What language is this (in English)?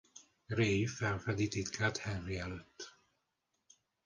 Hungarian